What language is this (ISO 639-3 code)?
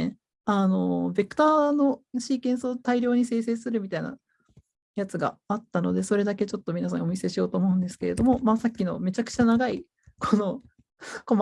jpn